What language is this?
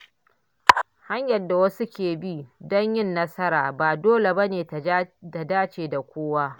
Hausa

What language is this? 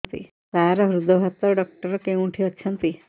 Odia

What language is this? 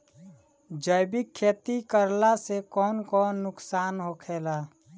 Bhojpuri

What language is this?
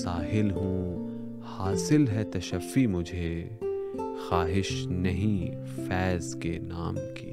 Urdu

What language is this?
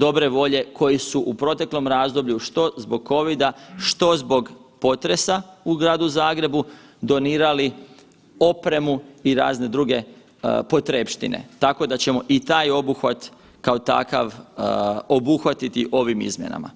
Croatian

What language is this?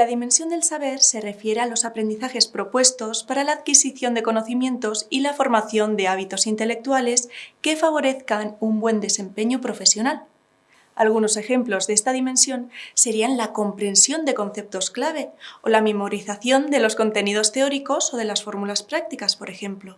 Spanish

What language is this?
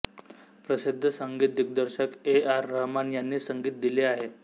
Marathi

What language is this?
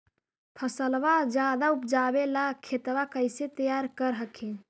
Magahi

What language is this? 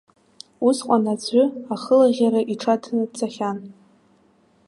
Abkhazian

